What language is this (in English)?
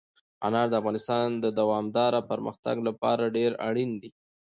Pashto